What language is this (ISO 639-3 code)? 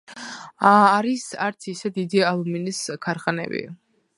kat